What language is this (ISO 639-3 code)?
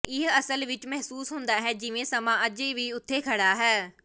pan